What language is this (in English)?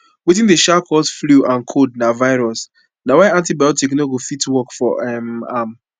Nigerian Pidgin